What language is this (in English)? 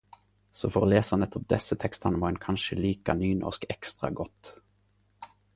Norwegian Nynorsk